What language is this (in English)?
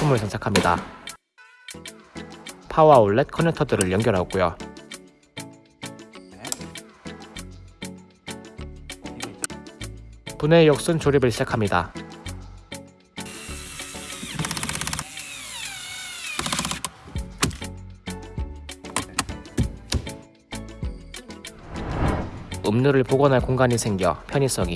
Korean